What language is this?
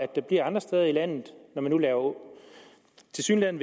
Danish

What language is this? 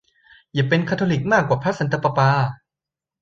Thai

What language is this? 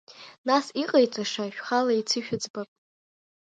Abkhazian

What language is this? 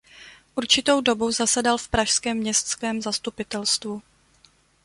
Czech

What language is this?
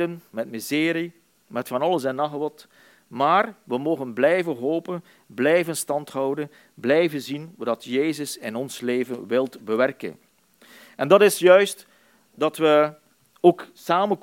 Dutch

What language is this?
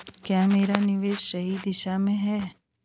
Hindi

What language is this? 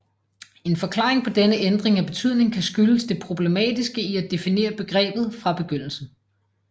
Danish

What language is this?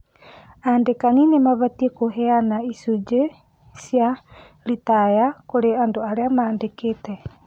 Kikuyu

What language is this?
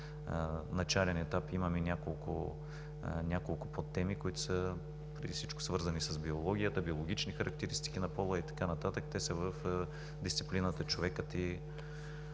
Bulgarian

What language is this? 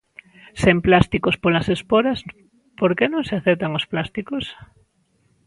Galician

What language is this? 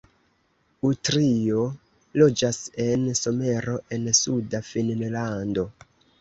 Esperanto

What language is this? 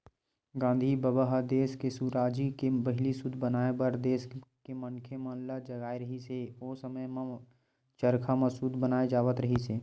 Chhattisgarhi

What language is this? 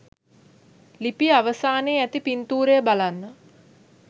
Sinhala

